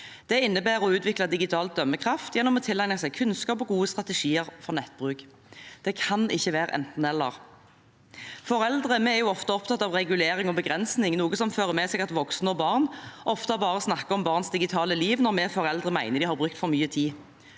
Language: Norwegian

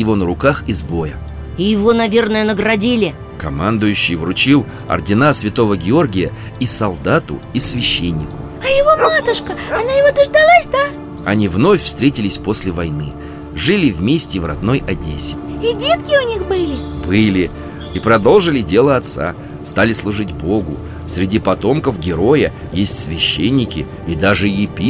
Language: Russian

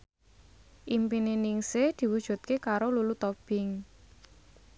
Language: Javanese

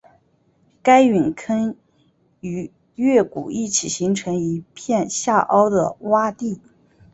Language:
Chinese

